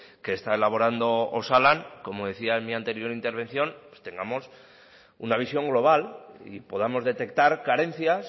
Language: Spanish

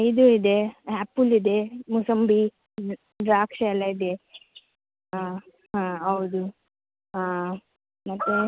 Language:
Kannada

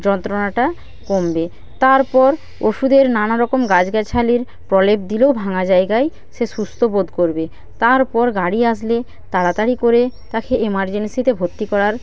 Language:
Bangla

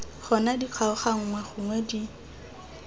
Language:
Tswana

